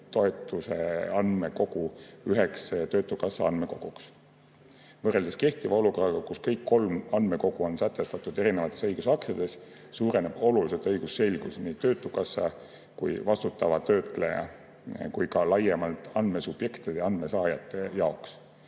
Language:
Estonian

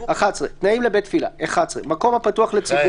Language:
Hebrew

